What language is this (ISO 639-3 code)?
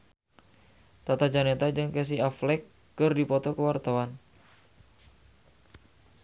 sun